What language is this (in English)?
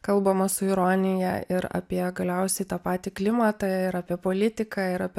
Lithuanian